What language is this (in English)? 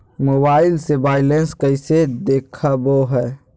Magahi